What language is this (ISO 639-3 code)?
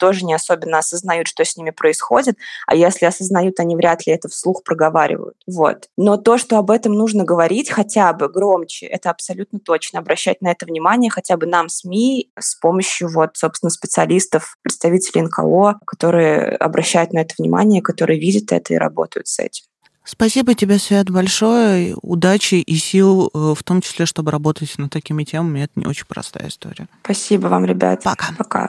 rus